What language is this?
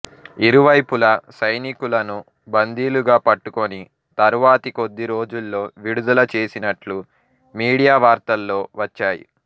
Telugu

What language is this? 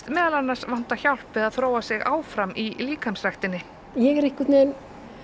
Icelandic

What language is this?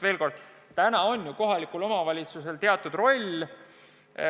Estonian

